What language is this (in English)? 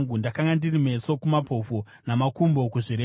Shona